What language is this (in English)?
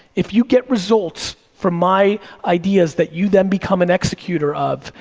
English